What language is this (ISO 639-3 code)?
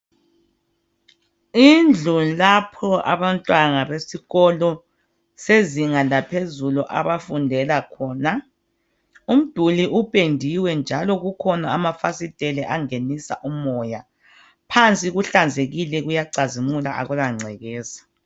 nde